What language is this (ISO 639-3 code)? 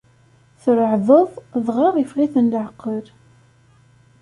kab